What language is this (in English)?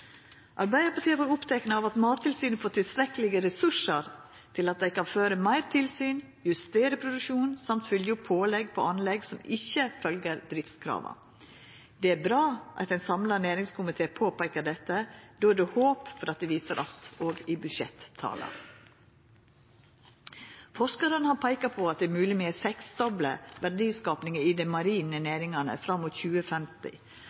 Norwegian Nynorsk